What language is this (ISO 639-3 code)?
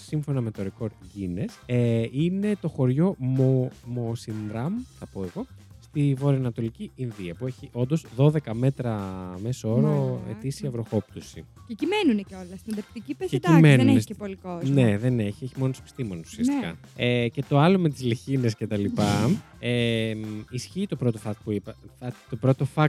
ell